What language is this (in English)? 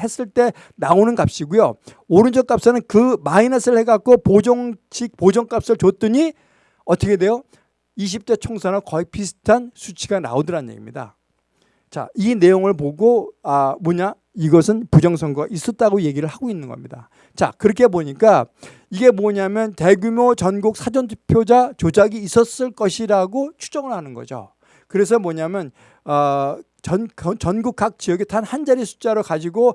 Korean